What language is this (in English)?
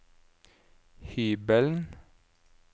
Norwegian